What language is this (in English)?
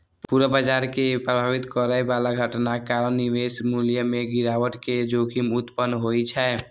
Maithili